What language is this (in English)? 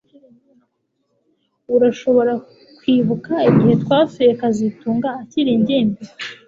Kinyarwanda